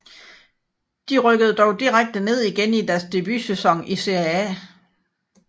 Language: Danish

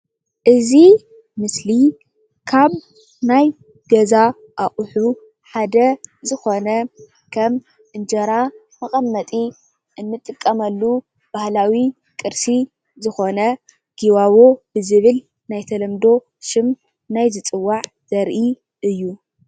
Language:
Tigrinya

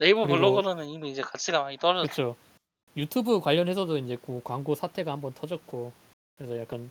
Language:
Korean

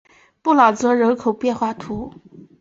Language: Chinese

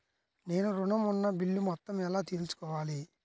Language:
Telugu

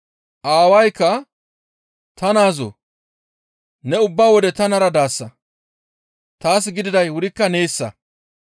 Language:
Gamo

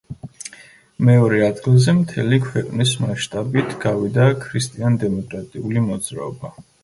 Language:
Georgian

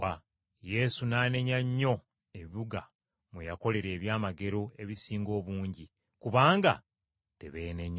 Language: Ganda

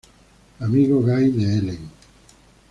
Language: Spanish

